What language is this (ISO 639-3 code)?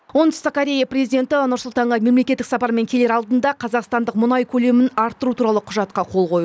kaz